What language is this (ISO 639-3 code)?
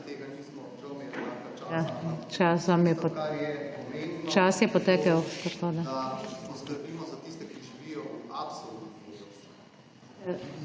slv